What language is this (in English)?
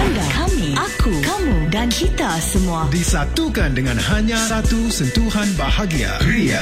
Malay